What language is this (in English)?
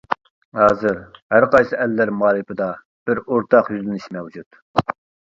Uyghur